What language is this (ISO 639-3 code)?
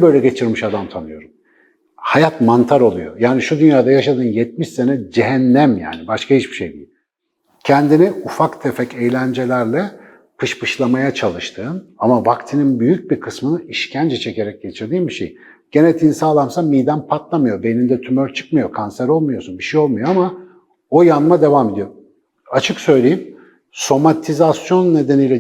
tur